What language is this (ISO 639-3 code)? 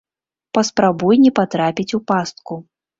bel